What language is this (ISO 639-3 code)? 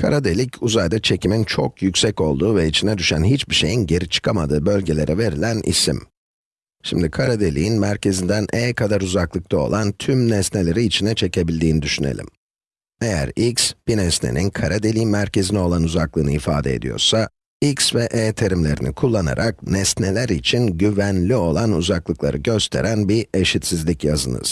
tur